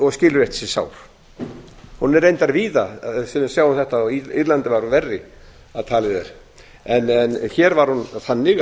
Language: Icelandic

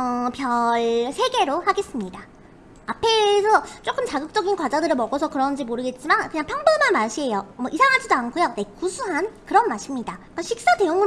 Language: Korean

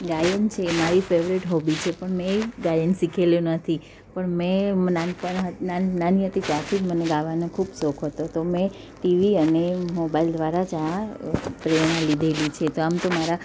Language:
Gujarati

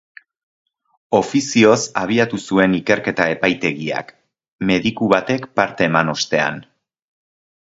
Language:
Basque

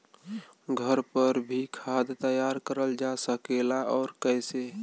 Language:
Bhojpuri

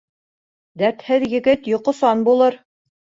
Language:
Bashkir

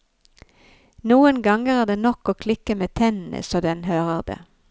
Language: Norwegian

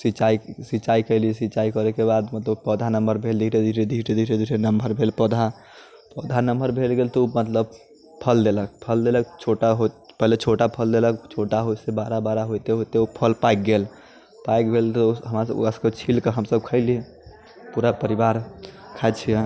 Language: Maithili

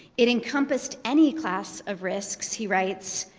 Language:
English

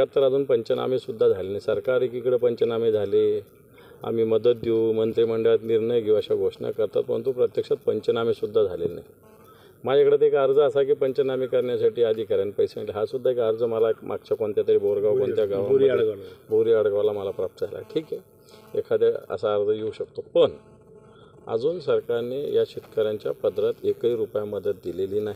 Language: Marathi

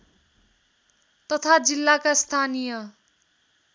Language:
Nepali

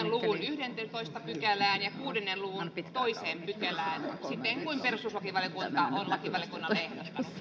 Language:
Finnish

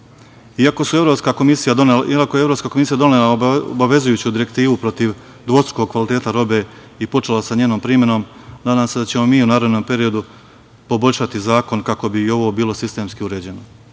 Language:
Serbian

